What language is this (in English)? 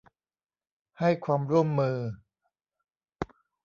Thai